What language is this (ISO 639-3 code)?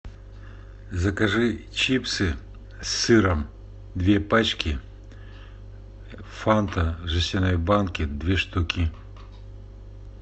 rus